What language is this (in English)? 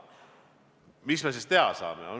Estonian